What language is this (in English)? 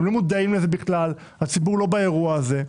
Hebrew